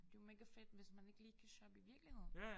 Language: Danish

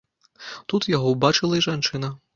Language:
Belarusian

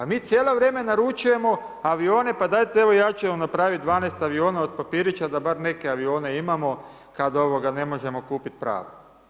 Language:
Croatian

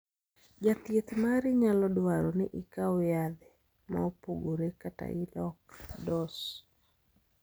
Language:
Luo (Kenya and Tanzania)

